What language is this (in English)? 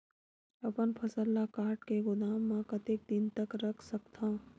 Chhattisgarhi